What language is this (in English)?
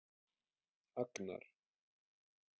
Icelandic